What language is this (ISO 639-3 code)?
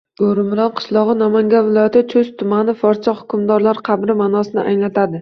uzb